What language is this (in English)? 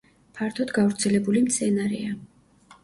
Georgian